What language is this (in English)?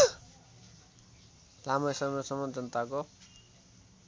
Nepali